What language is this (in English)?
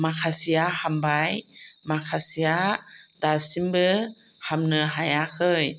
Bodo